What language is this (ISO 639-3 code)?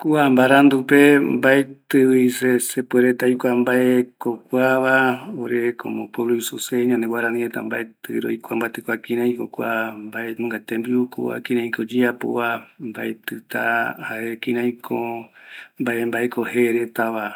gui